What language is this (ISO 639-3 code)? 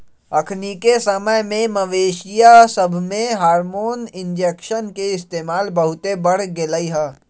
mag